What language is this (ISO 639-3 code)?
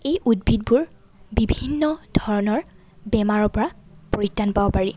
asm